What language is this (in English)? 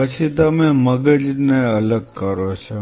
Gujarati